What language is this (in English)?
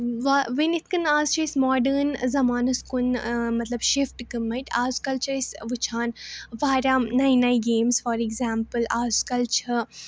Kashmiri